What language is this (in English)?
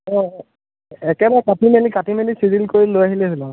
Assamese